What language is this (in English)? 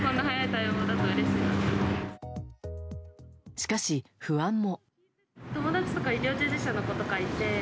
Japanese